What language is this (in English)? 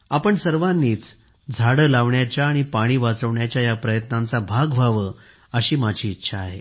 Marathi